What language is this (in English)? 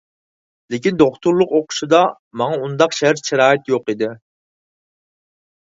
Uyghur